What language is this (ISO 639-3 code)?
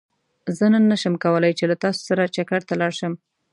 pus